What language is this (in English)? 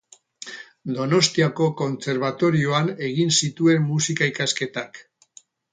Basque